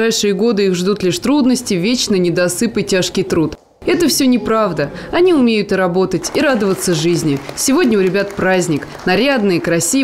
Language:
Russian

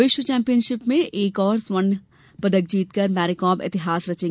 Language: Hindi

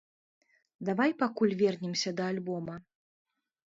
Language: Belarusian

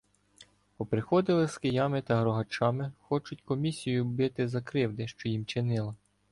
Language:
Ukrainian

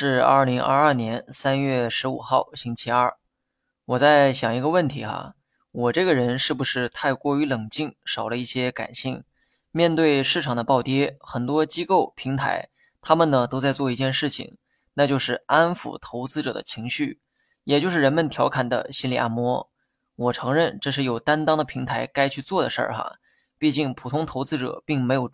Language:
Chinese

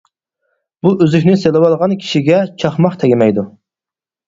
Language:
Uyghur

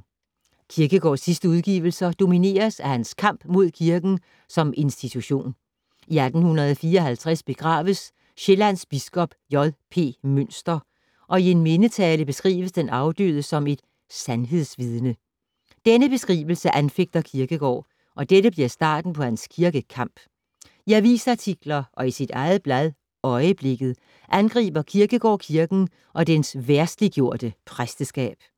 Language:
Danish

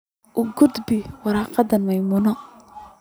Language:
Somali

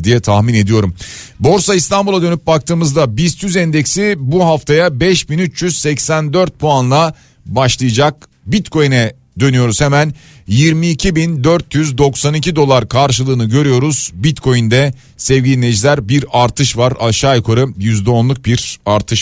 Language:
Turkish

